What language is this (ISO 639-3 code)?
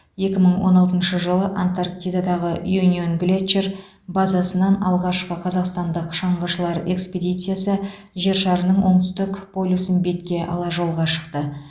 kaz